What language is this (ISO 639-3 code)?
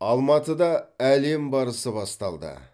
kaz